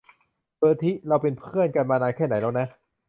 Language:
Thai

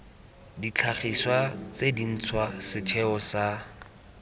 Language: Tswana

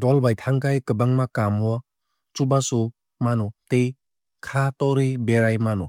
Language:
Kok Borok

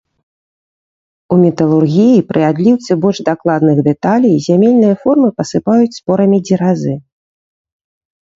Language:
Belarusian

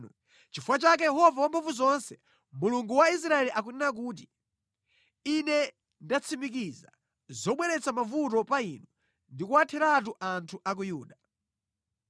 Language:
Nyanja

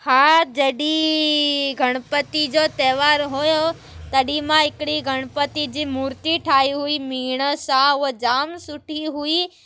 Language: Sindhi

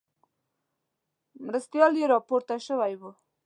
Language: Pashto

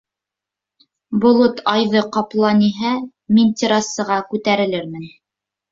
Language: Bashkir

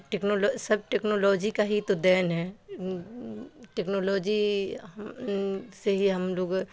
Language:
Urdu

